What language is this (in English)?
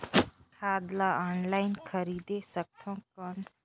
Chhattisgarhi